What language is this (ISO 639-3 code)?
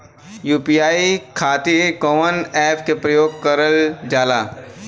bho